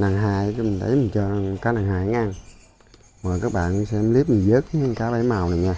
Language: Vietnamese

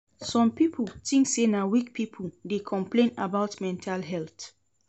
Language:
Nigerian Pidgin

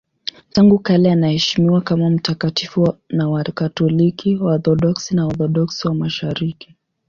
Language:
Swahili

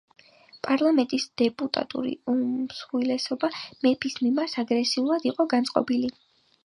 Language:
Georgian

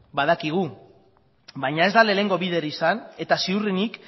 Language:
Basque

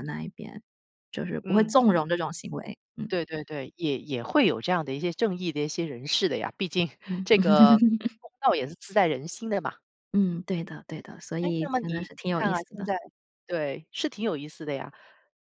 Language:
Chinese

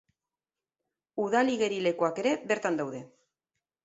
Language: Basque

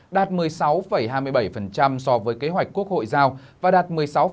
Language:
Vietnamese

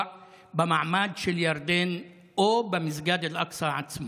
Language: Hebrew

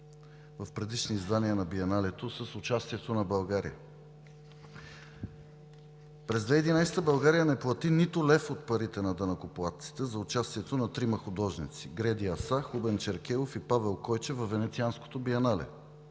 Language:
Bulgarian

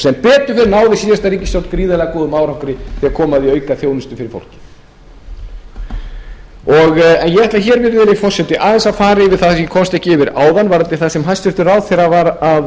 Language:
Icelandic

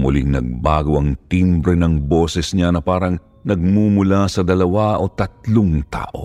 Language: Filipino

